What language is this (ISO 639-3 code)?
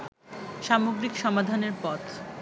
ben